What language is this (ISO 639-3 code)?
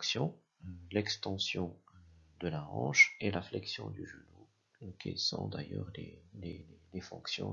fra